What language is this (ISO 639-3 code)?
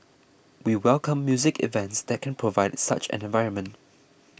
eng